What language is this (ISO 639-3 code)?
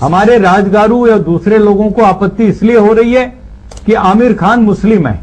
hin